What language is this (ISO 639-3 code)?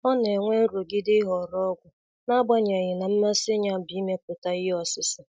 ibo